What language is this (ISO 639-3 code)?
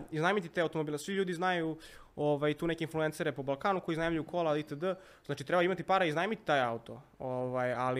hrv